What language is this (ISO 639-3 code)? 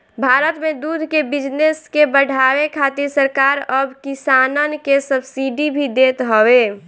bho